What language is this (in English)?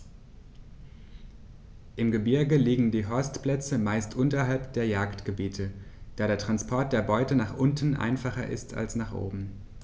German